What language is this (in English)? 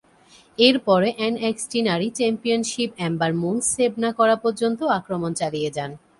Bangla